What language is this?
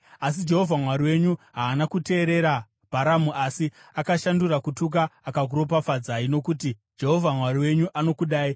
Shona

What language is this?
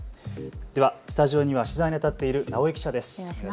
Japanese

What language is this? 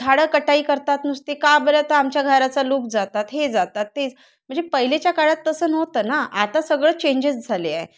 Marathi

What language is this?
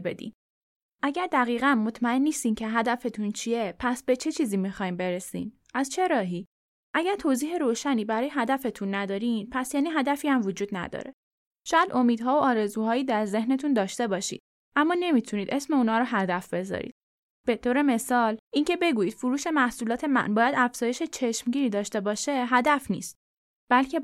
Persian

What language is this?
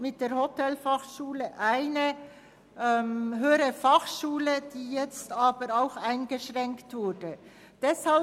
Swiss German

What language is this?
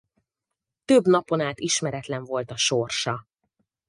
Hungarian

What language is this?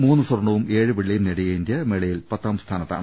Malayalam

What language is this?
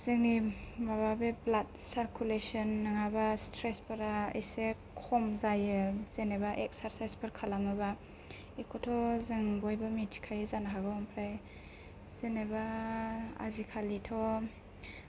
Bodo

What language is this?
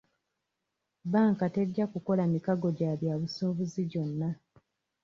Ganda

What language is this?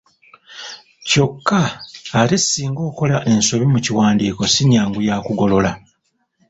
Ganda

